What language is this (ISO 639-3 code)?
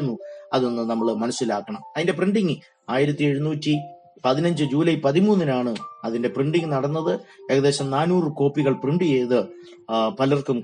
mal